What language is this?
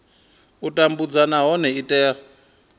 Venda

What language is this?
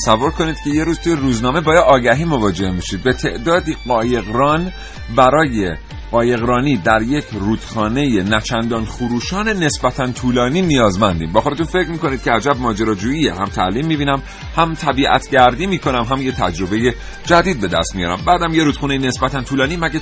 Persian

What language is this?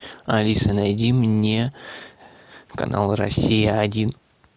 Russian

